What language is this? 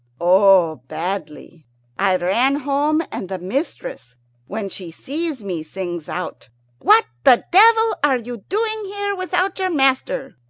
English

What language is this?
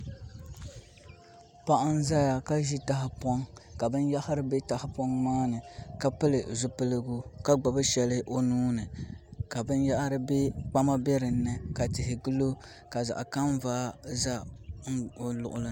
Dagbani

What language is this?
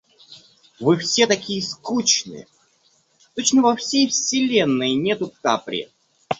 Russian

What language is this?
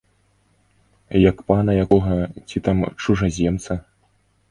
Belarusian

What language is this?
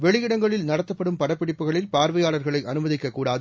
Tamil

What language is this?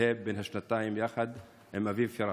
Hebrew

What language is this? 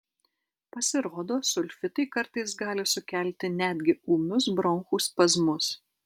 Lithuanian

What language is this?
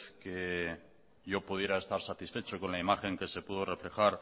Spanish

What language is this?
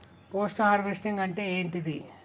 Telugu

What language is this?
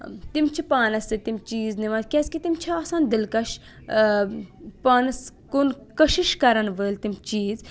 Kashmiri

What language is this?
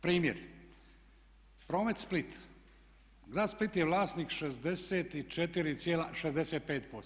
Croatian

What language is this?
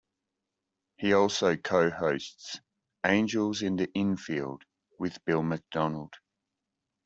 English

